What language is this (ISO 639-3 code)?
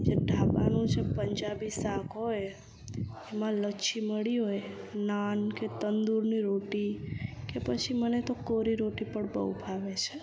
guj